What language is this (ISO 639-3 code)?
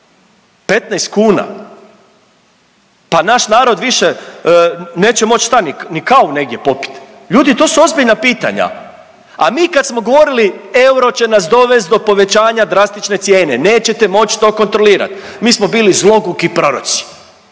hrv